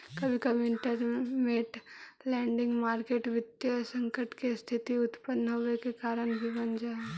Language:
Magahi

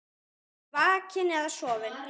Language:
Icelandic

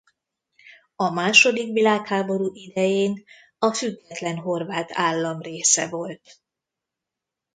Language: Hungarian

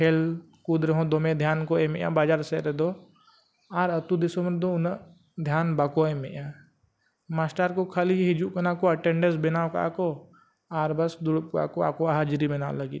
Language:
Santali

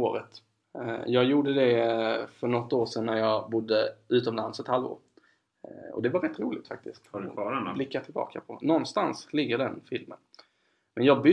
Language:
Swedish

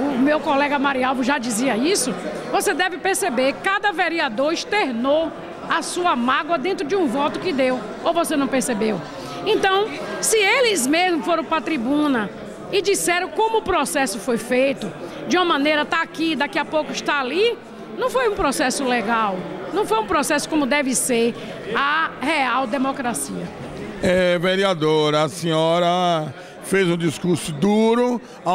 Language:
Portuguese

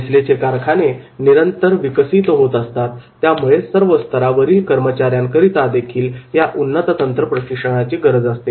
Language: Marathi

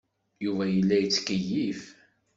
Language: Kabyle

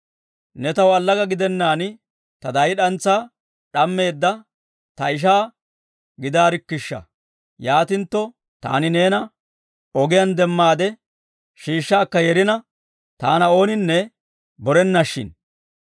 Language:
Dawro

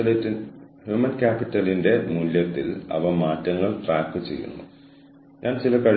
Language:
Malayalam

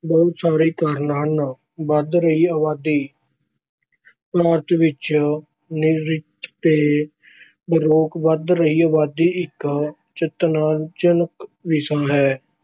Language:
Punjabi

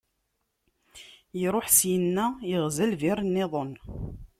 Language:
Kabyle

